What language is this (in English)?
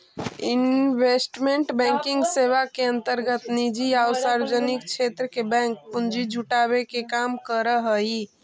Magahi